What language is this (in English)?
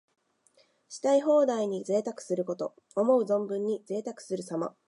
Japanese